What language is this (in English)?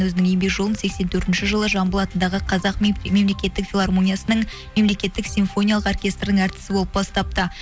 Kazakh